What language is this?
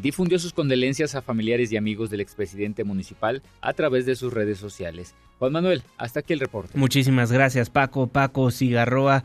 Spanish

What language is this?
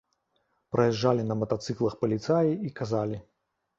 Belarusian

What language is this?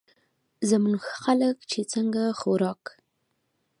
Pashto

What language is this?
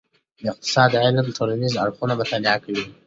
Pashto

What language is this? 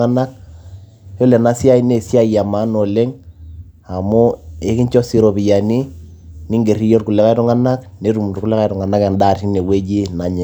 Masai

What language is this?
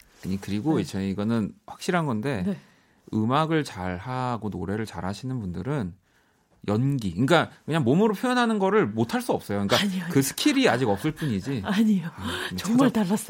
Korean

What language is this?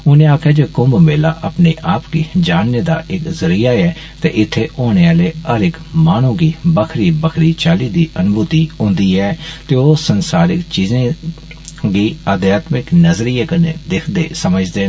Dogri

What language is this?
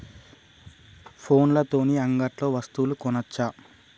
Telugu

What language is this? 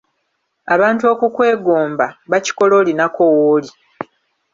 Ganda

